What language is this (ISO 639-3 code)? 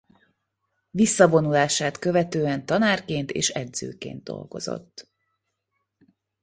hun